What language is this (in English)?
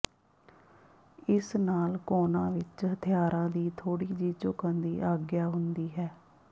Punjabi